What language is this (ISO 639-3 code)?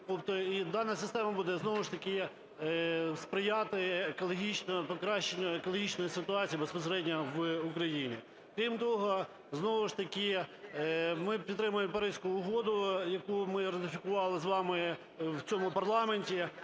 ukr